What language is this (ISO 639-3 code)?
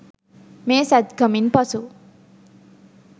sin